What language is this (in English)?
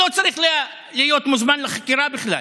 Hebrew